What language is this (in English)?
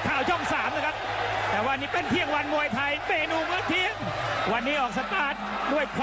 Thai